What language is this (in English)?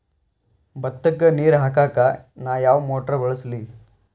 Kannada